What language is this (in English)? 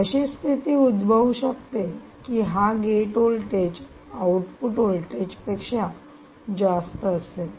Marathi